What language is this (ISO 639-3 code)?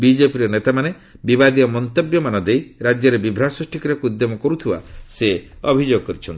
ori